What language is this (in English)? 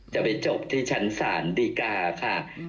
Thai